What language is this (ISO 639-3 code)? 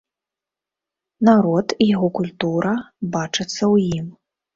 bel